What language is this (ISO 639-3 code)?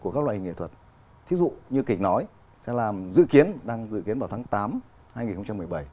vie